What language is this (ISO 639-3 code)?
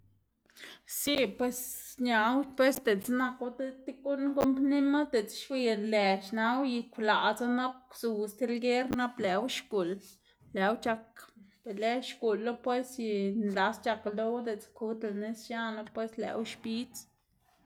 ztg